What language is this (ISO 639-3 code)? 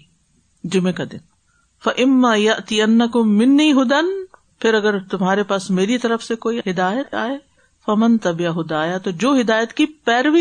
urd